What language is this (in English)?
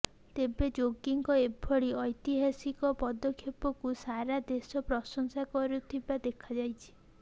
Odia